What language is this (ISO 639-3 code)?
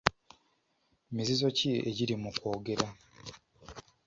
lug